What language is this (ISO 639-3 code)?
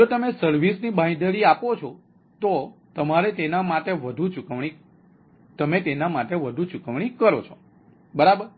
guj